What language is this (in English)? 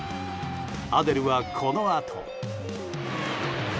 Japanese